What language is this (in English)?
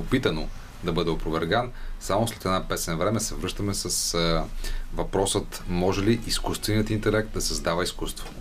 Bulgarian